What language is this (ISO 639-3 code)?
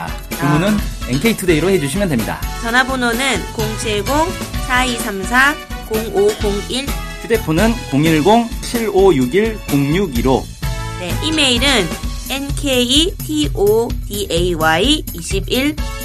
kor